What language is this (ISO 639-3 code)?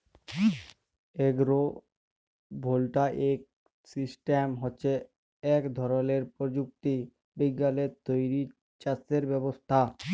ben